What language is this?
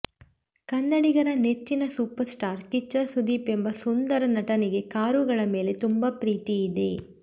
Kannada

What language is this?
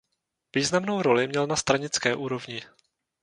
Czech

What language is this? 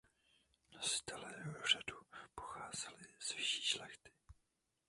Czech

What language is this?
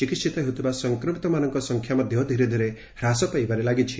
Odia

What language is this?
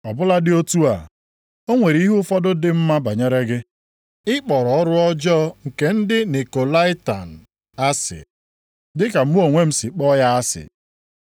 Igbo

